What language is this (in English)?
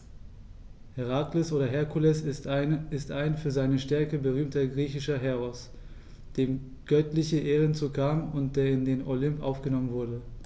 German